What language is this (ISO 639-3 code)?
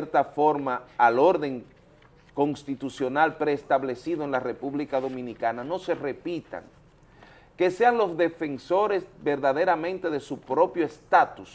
spa